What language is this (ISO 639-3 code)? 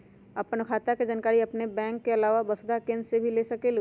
mag